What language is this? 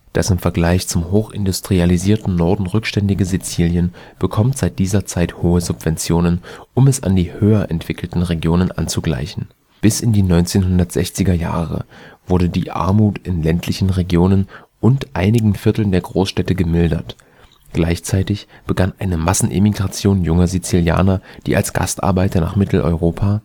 German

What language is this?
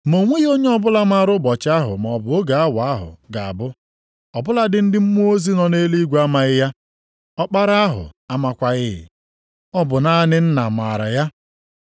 Igbo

